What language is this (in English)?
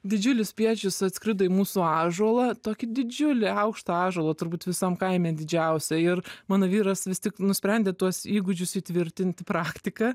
Lithuanian